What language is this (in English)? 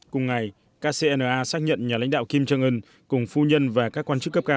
Vietnamese